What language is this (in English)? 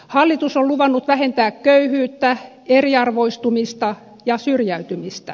Finnish